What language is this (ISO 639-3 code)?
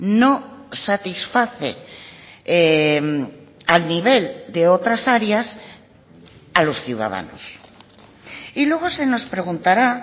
spa